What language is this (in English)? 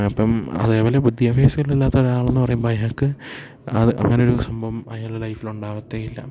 Malayalam